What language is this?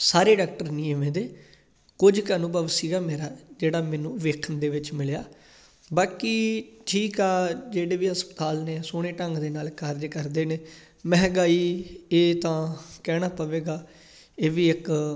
Punjabi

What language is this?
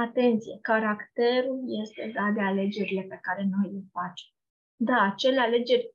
Romanian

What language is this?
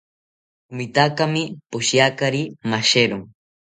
South Ucayali Ashéninka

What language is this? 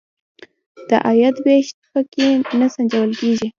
Pashto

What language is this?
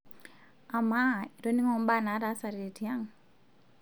Masai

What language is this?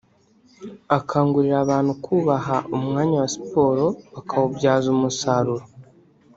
Kinyarwanda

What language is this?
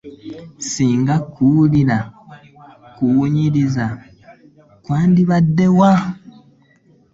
Ganda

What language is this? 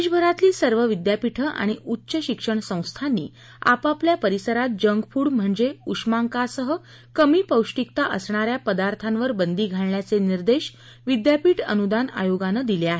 Marathi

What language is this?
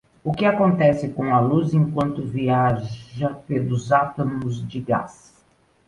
Portuguese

